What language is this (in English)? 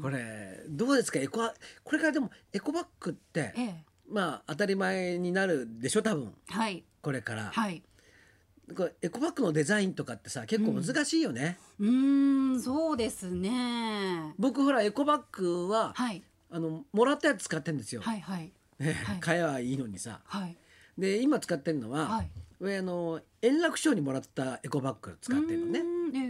Japanese